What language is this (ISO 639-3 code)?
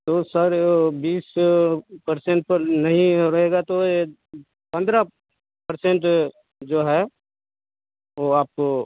hin